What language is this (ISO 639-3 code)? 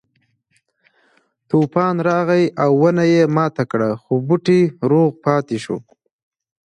pus